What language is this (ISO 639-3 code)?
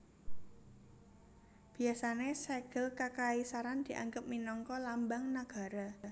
jav